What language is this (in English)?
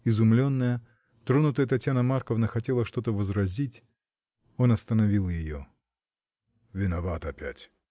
Russian